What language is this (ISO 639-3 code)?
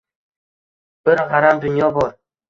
uzb